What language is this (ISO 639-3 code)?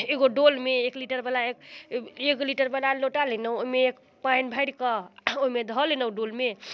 mai